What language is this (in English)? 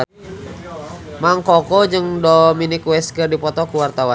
Sundanese